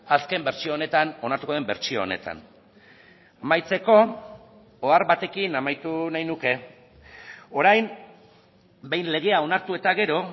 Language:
Basque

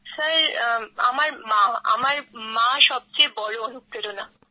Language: Bangla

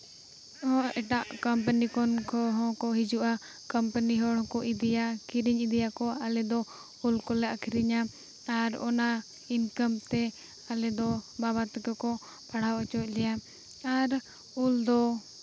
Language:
Santali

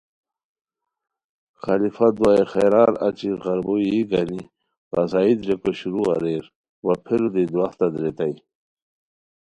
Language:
Khowar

